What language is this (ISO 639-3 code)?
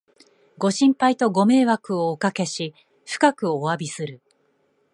jpn